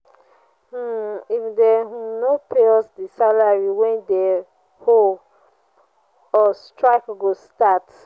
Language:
Nigerian Pidgin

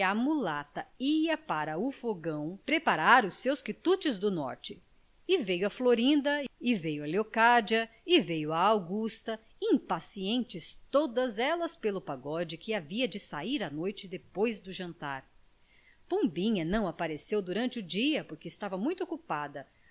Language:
Portuguese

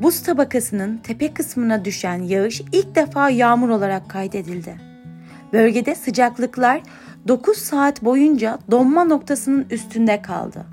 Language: Turkish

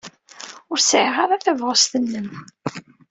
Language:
Kabyle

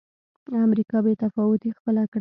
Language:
Pashto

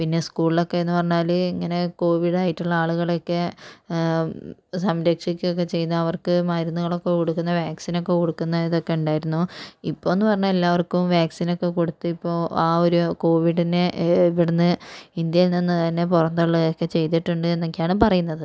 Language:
Malayalam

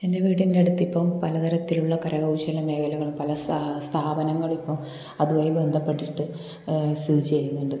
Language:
Malayalam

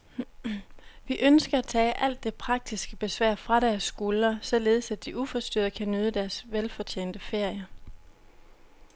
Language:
Danish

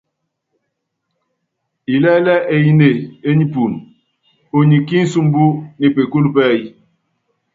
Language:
Yangben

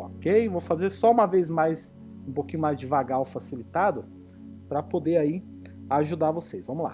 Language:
Portuguese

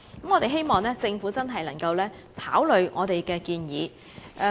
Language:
Cantonese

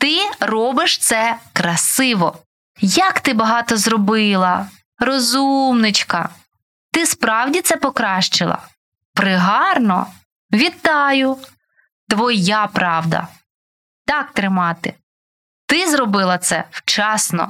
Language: Ukrainian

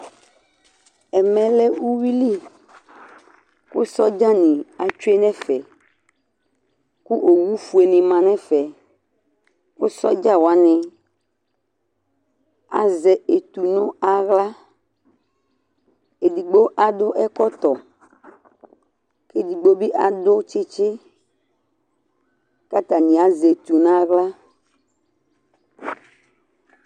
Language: Ikposo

